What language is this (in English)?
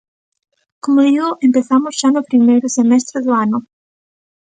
Galician